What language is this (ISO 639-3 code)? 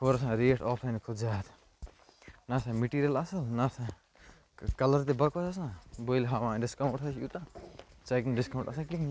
kas